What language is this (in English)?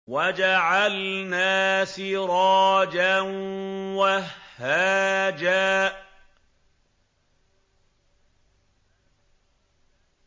Arabic